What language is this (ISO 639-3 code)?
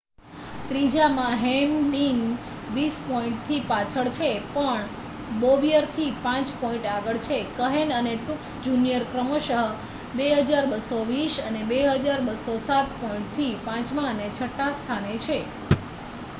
guj